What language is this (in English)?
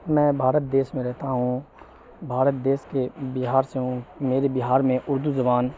Urdu